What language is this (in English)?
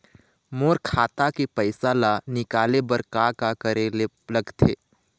Chhattisgarhi